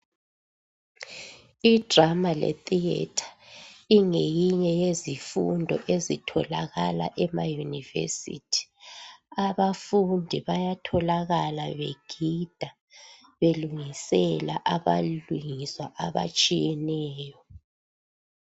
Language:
North Ndebele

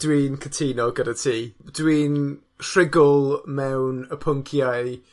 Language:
Welsh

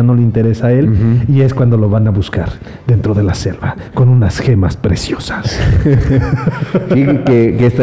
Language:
Spanish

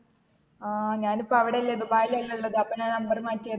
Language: Malayalam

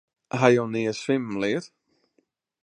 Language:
Western Frisian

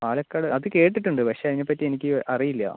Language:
Malayalam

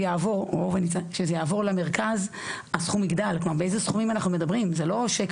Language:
Hebrew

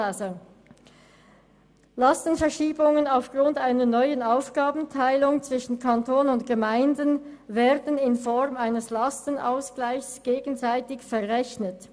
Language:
Swiss German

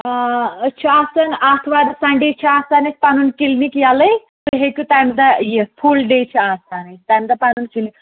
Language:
Kashmiri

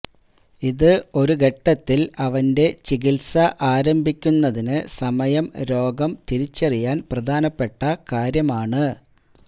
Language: Malayalam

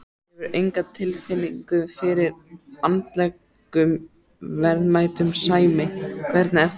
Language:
Icelandic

